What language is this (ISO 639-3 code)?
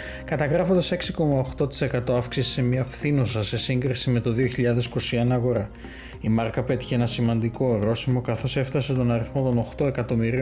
ell